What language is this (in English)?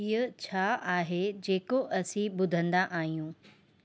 Sindhi